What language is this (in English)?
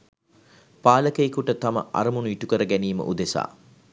Sinhala